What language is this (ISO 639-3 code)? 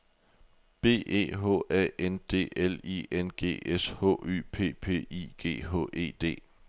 dan